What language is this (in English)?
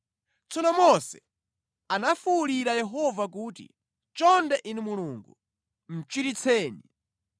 Nyanja